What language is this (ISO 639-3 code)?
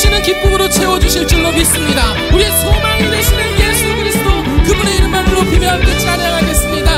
kor